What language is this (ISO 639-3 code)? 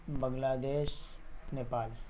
urd